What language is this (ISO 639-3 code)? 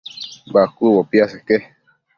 mcf